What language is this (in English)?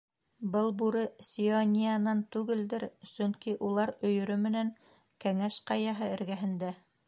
Bashkir